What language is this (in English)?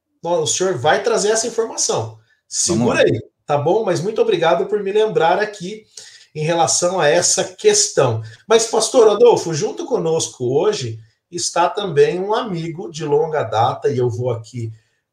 Portuguese